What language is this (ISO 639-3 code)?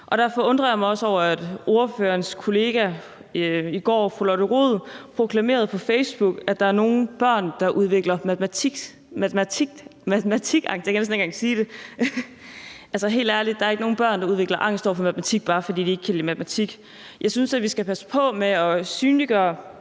dan